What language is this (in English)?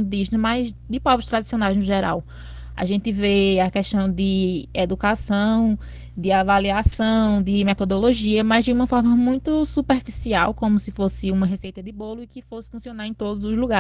Portuguese